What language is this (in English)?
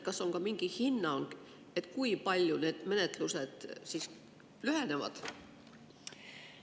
Estonian